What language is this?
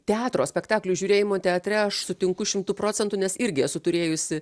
Lithuanian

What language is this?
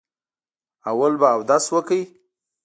Pashto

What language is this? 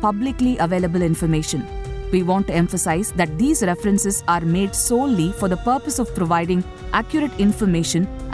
Tamil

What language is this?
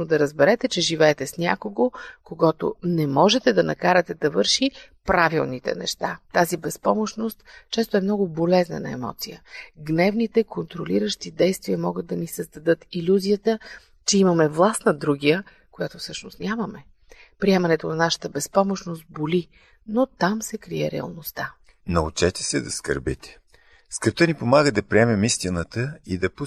Bulgarian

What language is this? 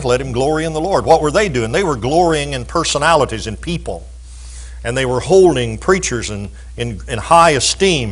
English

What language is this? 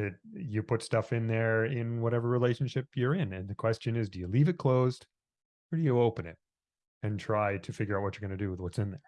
English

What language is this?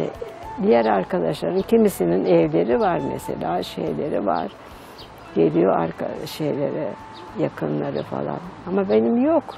Turkish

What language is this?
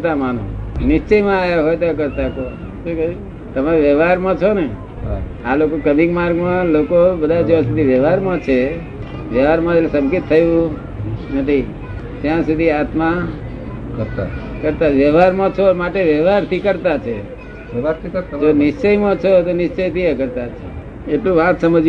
Gujarati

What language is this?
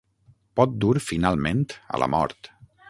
Catalan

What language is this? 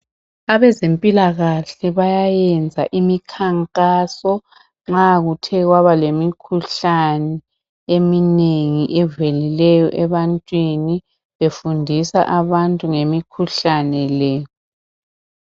North Ndebele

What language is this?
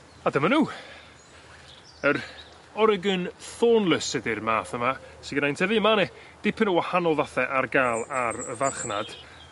Welsh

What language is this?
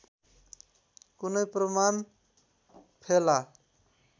Nepali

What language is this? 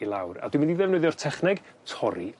Welsh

